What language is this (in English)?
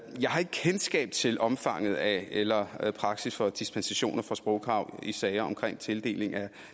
Danish